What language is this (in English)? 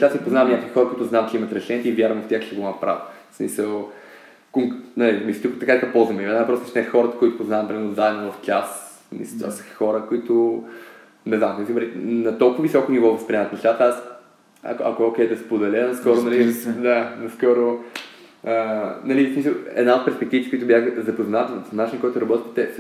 Bulgarian